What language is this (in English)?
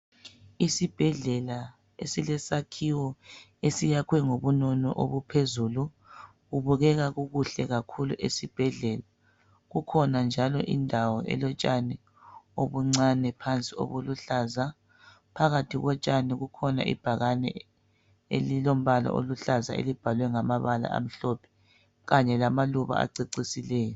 North Ndebele